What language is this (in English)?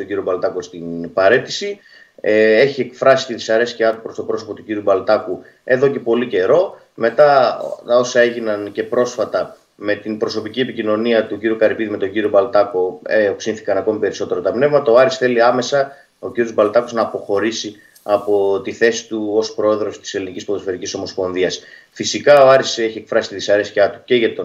Greek